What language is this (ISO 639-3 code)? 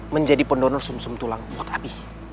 ind